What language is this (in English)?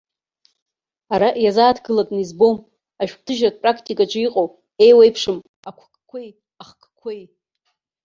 Abkhazian